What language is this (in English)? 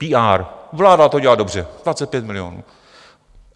Czech